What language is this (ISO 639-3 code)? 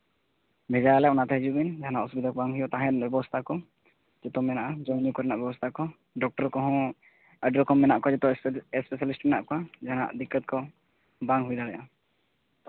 sat